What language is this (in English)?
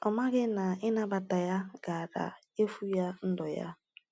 Igbo